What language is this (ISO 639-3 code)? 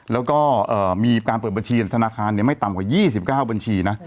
tha